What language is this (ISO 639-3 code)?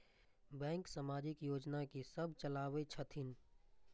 mai